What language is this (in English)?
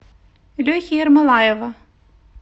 Russian